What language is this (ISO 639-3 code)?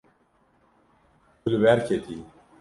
kur